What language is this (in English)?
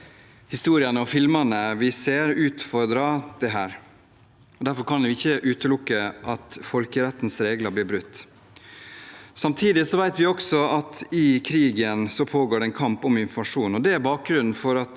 Norwegian